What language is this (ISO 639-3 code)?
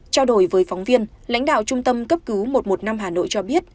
vie